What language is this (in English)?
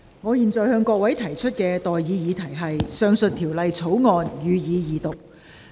Cantonese